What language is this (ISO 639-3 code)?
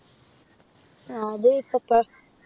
mal